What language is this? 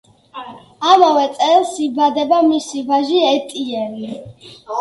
Georgian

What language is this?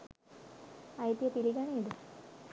Sinhala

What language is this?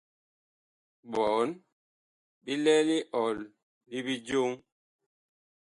Bakoko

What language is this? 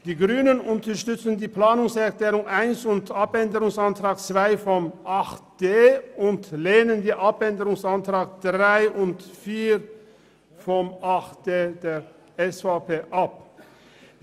Swiss German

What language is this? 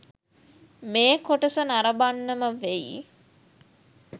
Sinhala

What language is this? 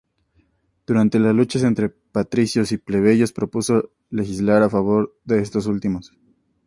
Spanish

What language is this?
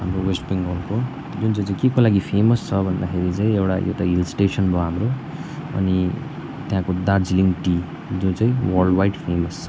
Nepali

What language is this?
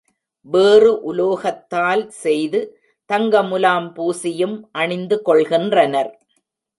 Tamil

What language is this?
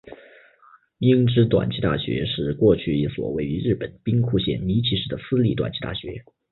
Chinese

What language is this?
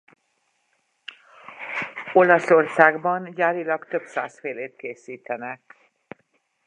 Hungarian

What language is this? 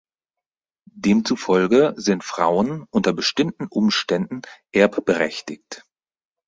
German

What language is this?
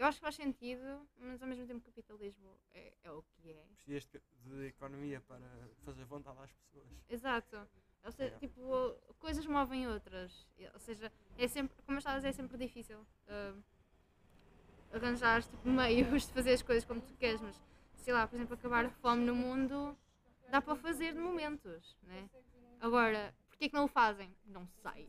Portuguese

